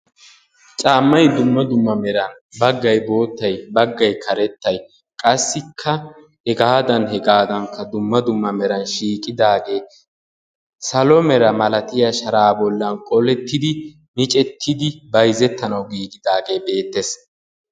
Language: Wolaytta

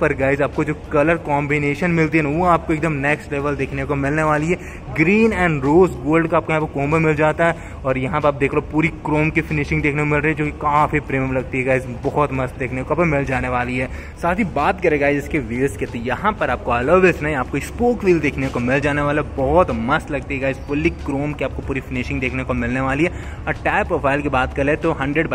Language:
Hindi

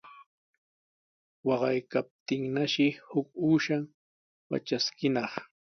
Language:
Sihuas Ancash Quechua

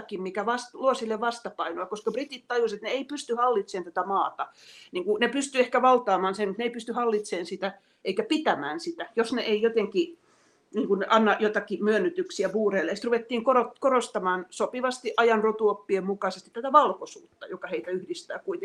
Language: Finnish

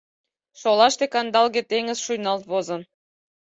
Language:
Mari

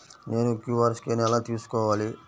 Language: Telugu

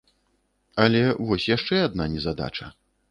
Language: Belarusian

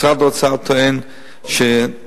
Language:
Hebrew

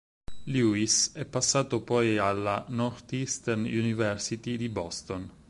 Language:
Italian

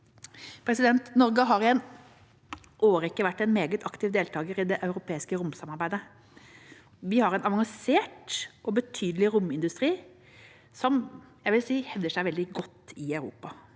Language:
Norwegian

